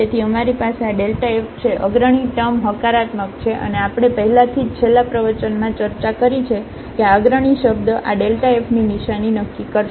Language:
Gujarati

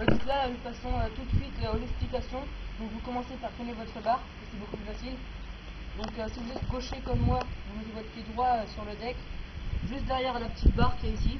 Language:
French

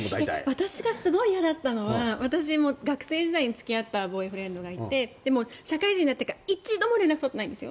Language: Japanese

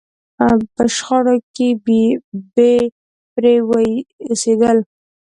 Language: Pashto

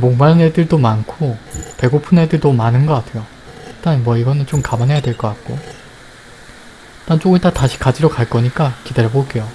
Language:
Korean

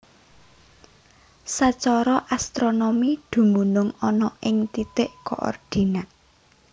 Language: Javanese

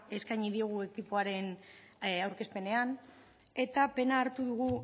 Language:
Basque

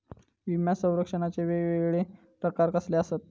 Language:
Marathi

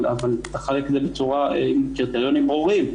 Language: Hebrew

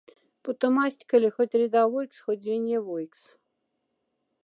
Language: Moksha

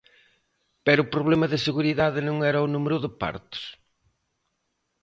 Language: Galician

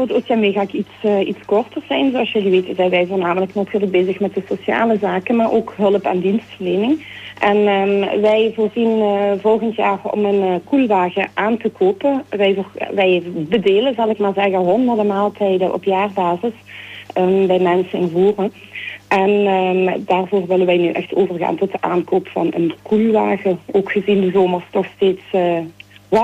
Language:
Dutch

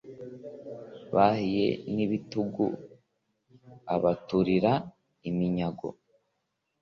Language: Kinyarwanda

